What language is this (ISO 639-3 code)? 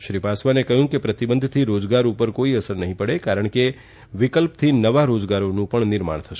guj